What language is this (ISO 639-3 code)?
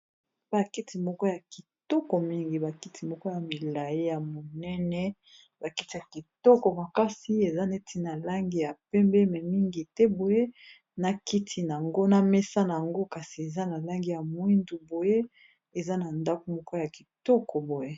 lin